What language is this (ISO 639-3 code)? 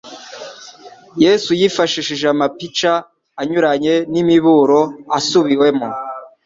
kin